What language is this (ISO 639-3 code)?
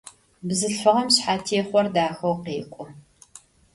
ady